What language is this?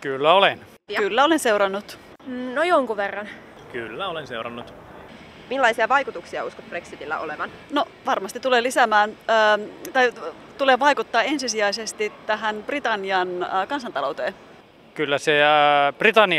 Finnish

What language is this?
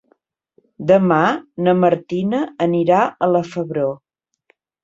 Catalan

